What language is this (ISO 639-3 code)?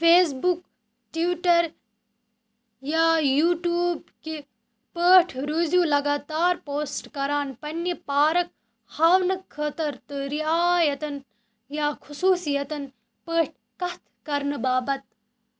kas